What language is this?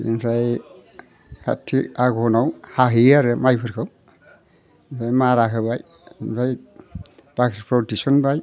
Bodo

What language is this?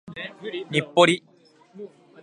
Japanese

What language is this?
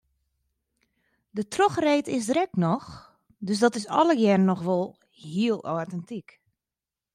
Western Frisian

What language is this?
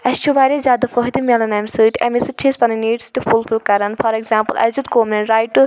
Kashmiri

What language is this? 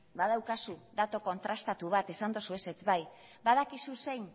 Basque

